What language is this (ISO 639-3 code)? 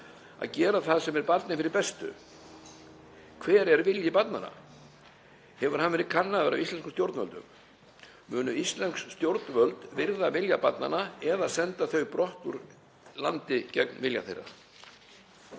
isl